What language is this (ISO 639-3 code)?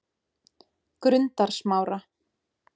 isl